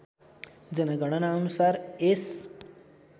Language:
Nepali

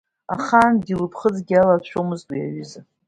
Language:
Abkhazian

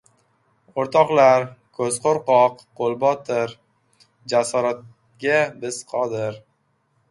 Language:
Uzbek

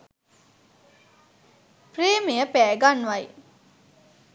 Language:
Sinhala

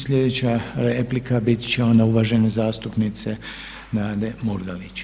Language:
Croatian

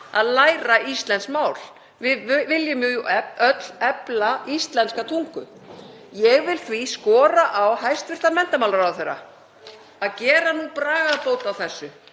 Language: Icelandic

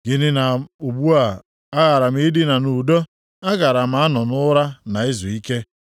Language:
Igbo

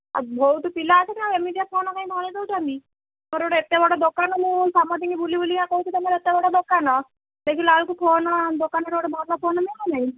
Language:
Odia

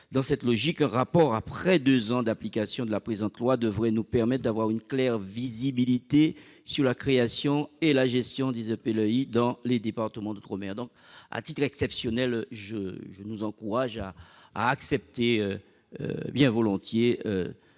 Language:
French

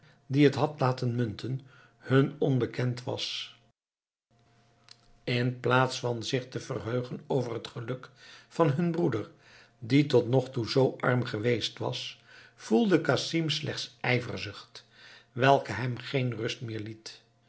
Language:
Dutch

